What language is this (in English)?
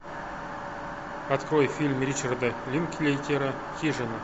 Russian